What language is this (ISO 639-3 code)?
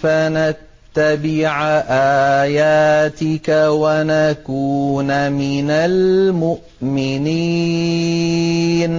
ara